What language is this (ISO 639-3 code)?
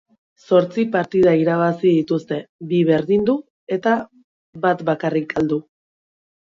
eus